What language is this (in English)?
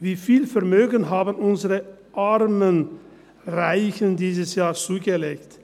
Swiss German